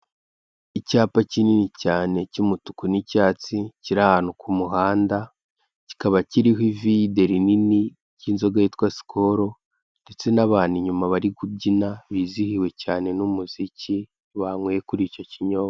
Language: Kinyarwanda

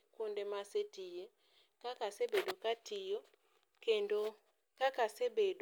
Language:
Luo (Kenya and Tanzania)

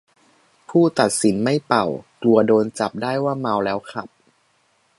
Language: Thai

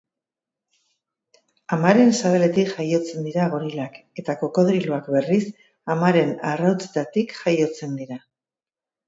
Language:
Basque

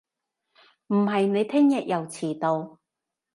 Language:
Cantonese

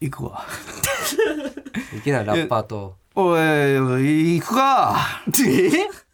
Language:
Japanese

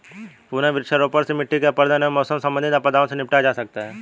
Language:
Hindi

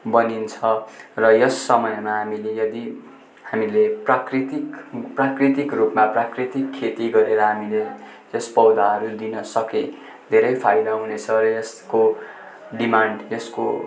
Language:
Nepali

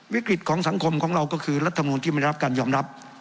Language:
Thai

